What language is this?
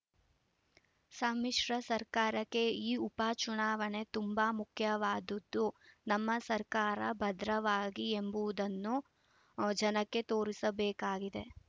Kannada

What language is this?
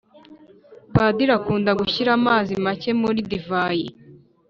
Kinyarwanda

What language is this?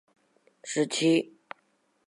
Chinese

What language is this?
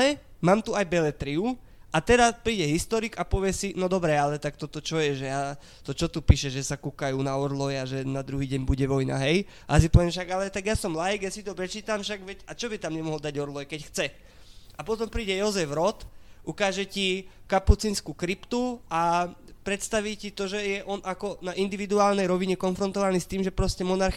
Slovak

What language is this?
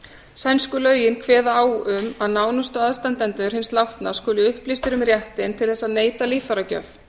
Icelandic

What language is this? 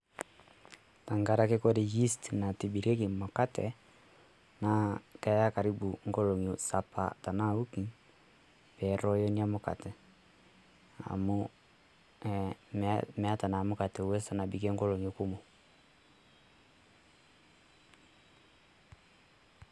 Masai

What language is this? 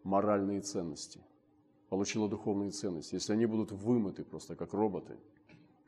Russian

